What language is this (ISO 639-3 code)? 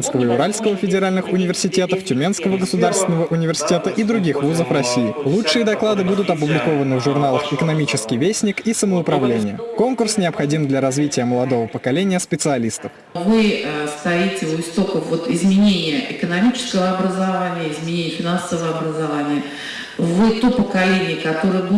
rus